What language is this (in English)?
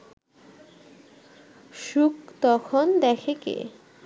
Bangla